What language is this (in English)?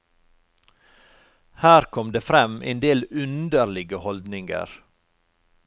Norwegian